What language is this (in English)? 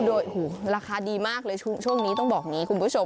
Thai